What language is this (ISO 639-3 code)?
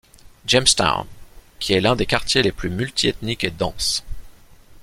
fra